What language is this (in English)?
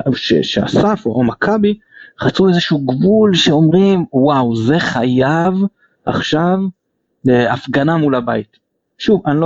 Hebrew